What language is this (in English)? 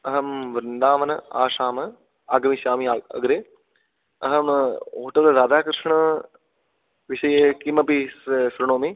Sanskrit